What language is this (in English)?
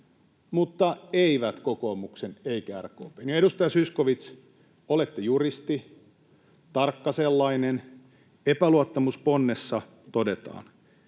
Finnish